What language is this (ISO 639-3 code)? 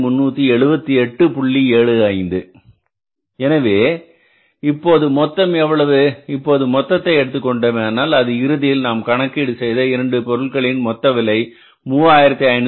tam